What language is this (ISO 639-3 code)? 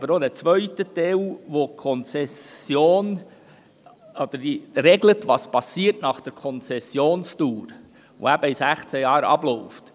gsw